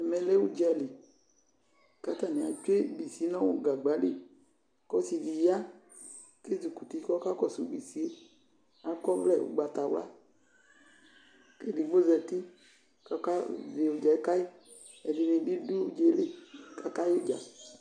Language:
Ikposo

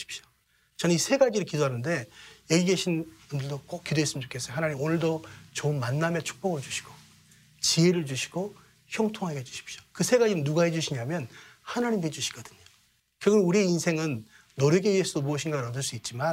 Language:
Korean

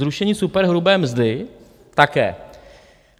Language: Czech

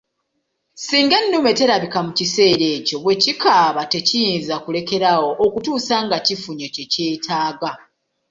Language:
Ganda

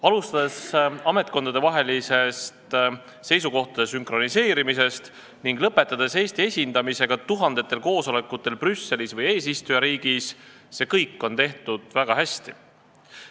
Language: Estonian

